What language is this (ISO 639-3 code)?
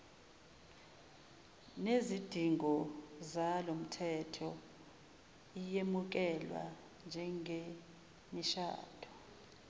zul